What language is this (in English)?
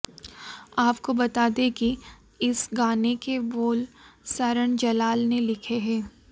Hindi